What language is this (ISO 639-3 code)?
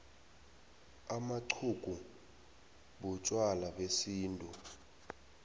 nbl